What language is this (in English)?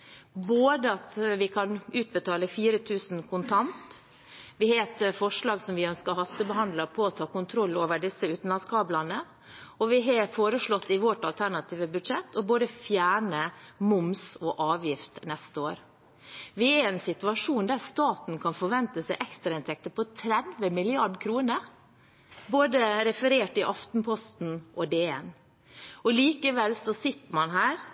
Norwegian Bokmål